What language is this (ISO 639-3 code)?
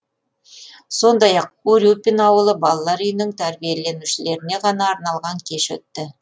kaz